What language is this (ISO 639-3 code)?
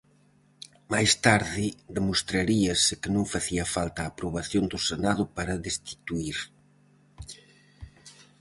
glg